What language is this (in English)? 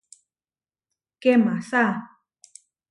Huarijio